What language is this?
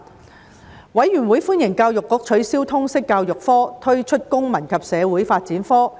Cantonese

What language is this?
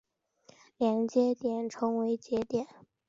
Chinese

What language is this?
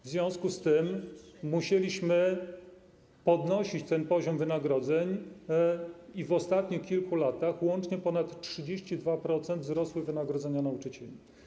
Polish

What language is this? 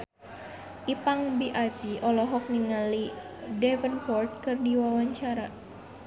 Sundanese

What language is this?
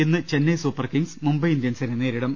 Malayalam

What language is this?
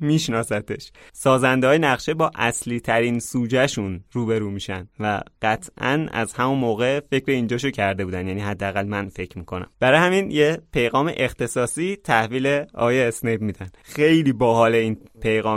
Persian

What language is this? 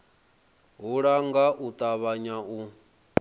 Venda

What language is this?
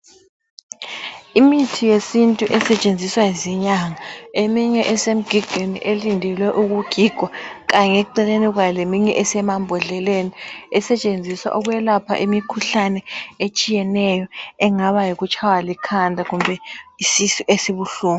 North Ndebele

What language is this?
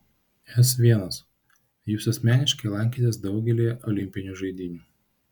Lithuanian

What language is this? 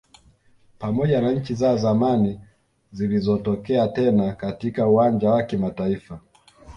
Swahili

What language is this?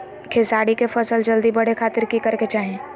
Magahi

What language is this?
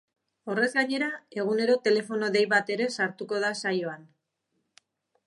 Basque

